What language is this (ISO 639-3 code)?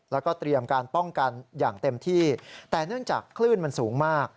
tha